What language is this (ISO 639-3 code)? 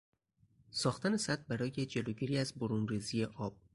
fas